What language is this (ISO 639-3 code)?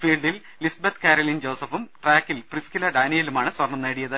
mal